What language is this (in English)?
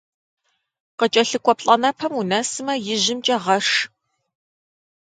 Kabardian